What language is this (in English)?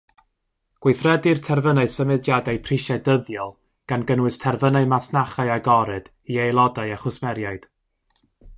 Welsh